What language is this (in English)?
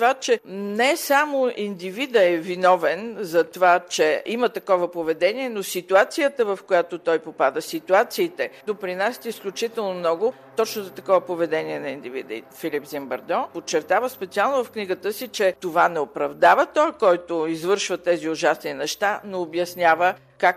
Bulgarian